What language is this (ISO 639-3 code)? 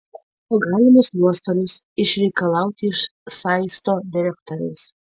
lit